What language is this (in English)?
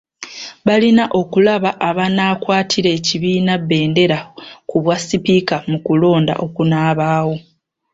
Ganda